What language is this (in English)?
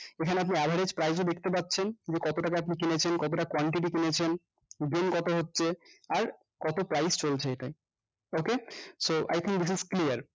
Bangla